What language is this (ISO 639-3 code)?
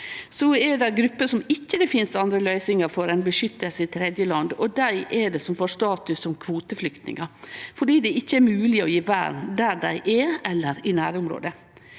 nor